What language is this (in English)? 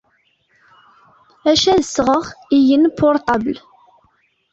Kabyle